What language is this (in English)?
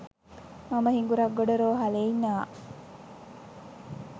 Sinhala